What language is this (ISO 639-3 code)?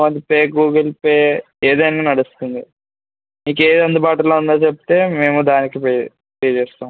tel